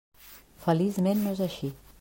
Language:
Catalan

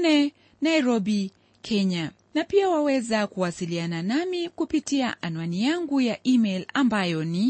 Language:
Swahili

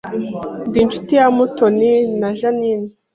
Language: Kinyarwanda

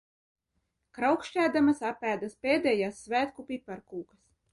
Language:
Latvian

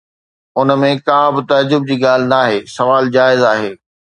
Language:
Sindhi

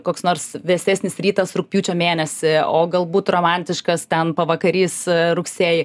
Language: Lithuanian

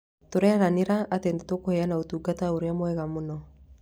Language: Kikuyu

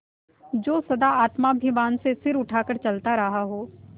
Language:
Hindi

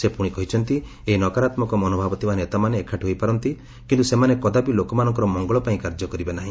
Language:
Odia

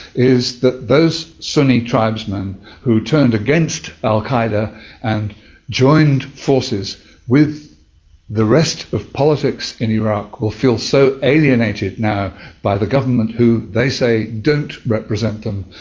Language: English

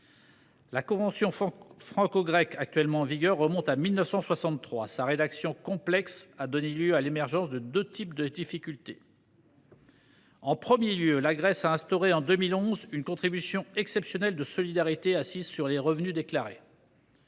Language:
French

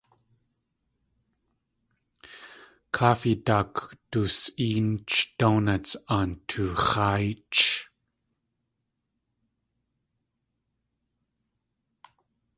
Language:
Tlingit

